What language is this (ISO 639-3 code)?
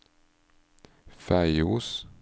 nor